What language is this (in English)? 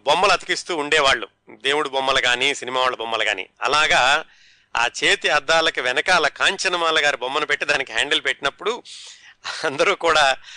Telugu